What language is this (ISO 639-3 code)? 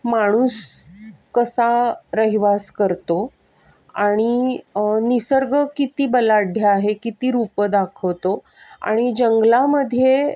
mar